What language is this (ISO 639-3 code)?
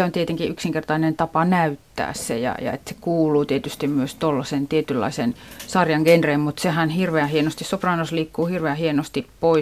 fin